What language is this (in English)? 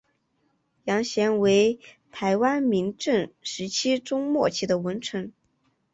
Chinese